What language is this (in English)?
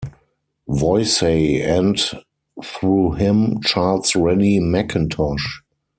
English